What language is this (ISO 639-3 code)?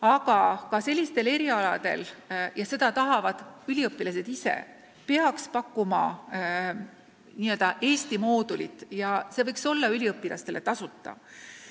est